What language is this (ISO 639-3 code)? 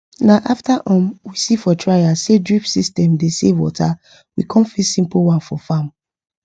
pcm